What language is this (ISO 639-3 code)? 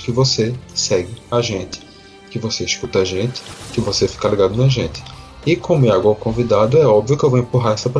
por